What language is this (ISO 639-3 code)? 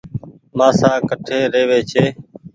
gig